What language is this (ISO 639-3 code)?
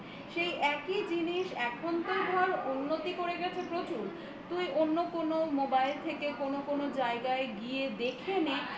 ben